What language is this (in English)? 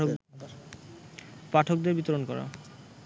Bangla